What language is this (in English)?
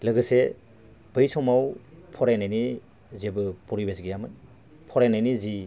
Bodo